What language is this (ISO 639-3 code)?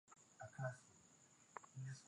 swa